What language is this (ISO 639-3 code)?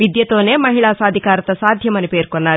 tel